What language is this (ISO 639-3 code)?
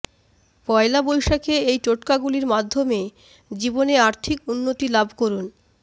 ben